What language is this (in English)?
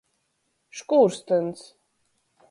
Latgalian